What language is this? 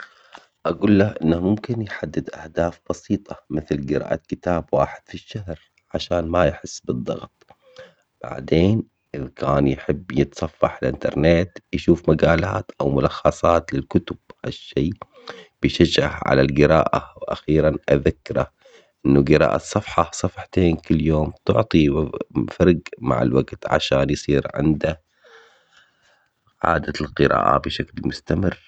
Omani Arabic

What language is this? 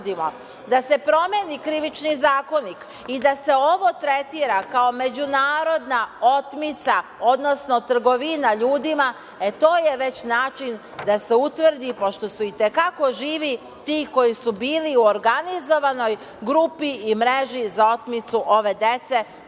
Serbian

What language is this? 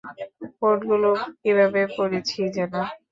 Bangla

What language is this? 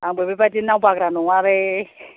Bodo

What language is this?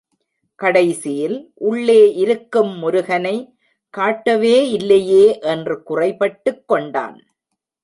Tamil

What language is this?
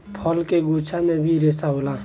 Bhojpuri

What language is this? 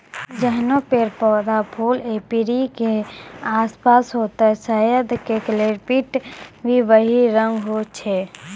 Maithili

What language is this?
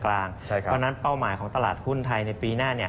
Thai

